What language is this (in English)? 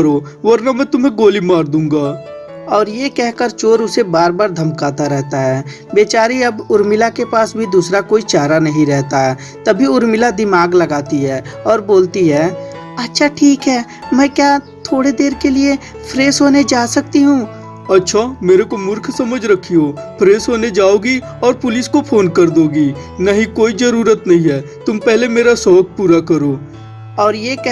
Hindi